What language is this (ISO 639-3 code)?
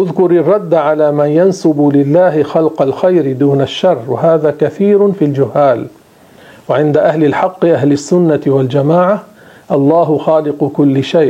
ara